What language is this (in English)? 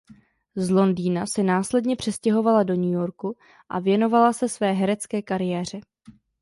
Czech